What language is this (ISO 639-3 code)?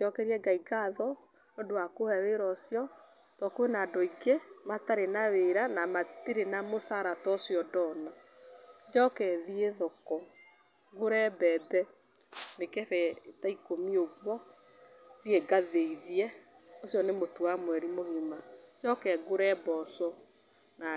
kik